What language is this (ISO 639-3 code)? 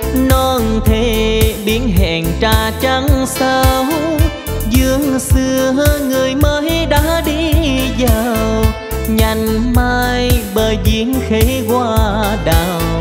vie